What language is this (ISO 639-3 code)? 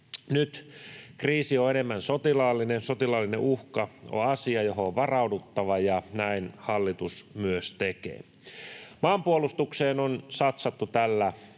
fin